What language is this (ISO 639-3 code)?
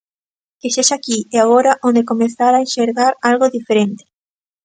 glg